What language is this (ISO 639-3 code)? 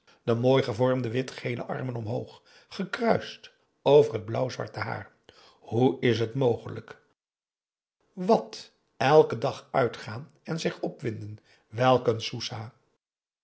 nld